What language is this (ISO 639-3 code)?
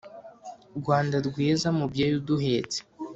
kin